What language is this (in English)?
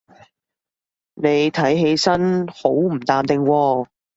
Cantonese